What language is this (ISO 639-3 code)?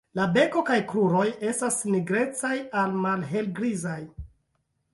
epo